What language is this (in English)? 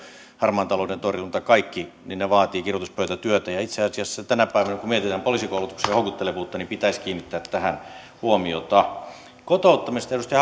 Finnish